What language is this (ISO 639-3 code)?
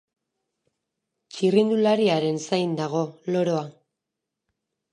eus